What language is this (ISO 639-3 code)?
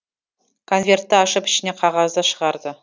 kaz